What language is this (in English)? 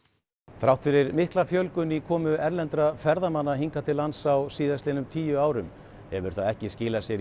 Icelandic